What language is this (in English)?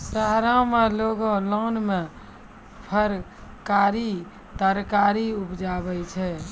Maithili